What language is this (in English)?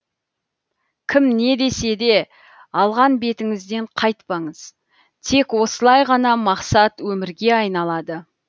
Kazakh